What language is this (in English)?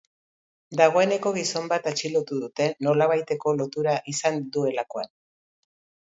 Basque